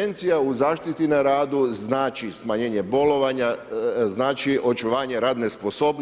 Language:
Croatian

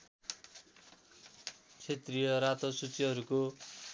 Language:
Nepali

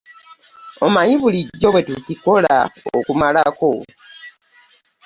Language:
Ganda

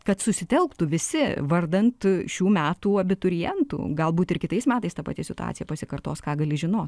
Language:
Lithuanian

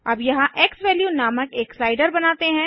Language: Hindi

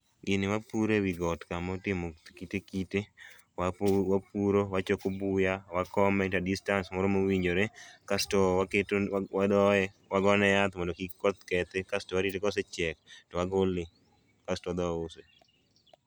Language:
Luo (Kenya and Tanzania)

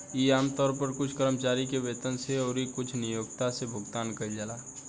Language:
Bhojpuri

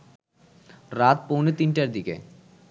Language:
Bangla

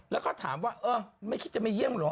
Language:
Thai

